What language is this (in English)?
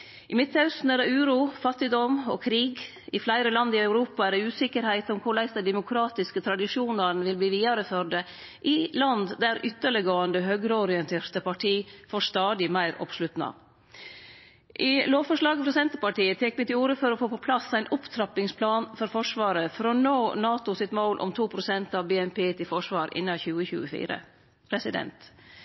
Norwegian Nynorsk